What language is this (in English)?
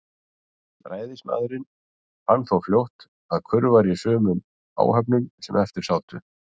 Icelandic